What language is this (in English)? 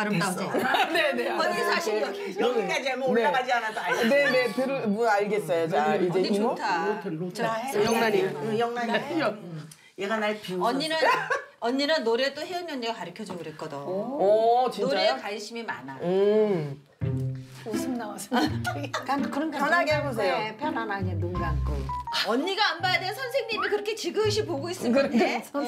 Korean